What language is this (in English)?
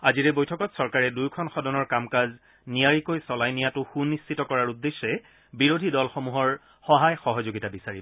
Assamese